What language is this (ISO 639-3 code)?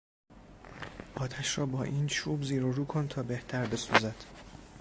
fas